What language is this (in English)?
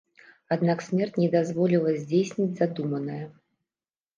Belarusian